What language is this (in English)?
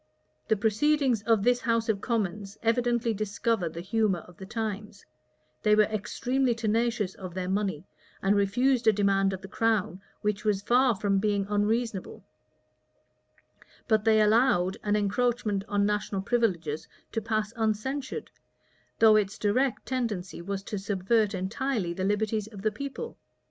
English